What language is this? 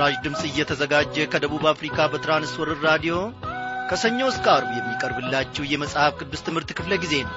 Amharic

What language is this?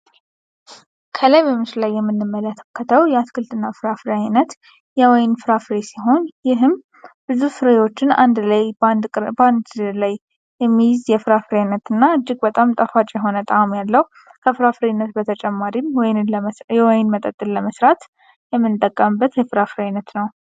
Amharic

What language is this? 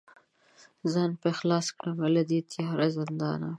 Pashto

